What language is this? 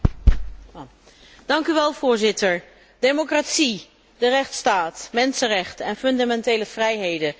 Dutch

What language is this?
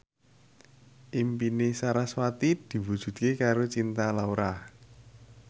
Javanese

